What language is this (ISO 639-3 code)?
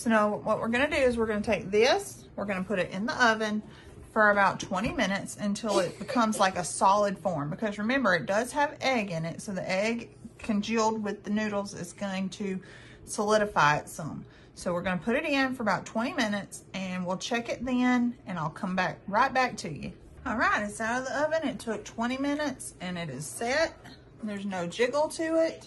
eng